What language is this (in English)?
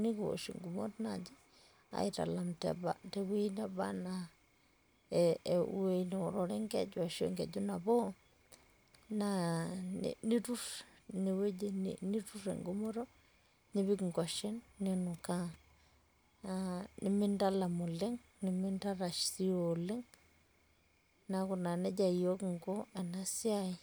Masai